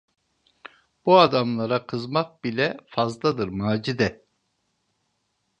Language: Turkish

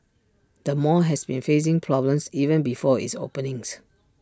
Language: English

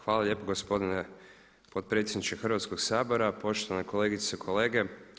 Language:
Croatian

